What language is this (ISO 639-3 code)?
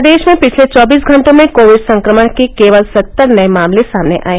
hin